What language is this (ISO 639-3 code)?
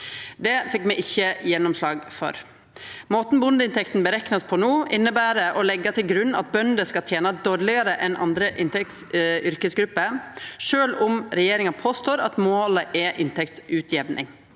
nor